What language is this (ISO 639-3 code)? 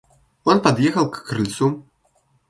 rus